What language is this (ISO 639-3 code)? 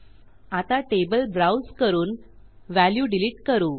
mar